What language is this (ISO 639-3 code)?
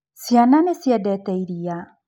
kik